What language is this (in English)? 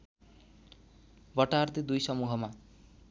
Nepali